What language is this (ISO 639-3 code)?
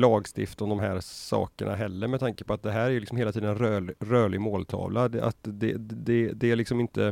swe